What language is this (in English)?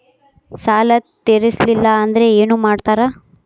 Kannada